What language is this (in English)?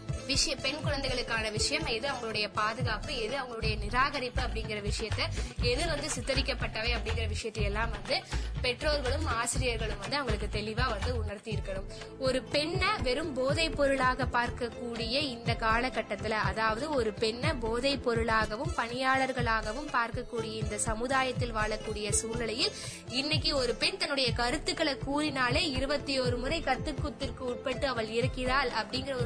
Tamil